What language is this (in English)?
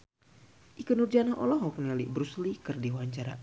Sundanese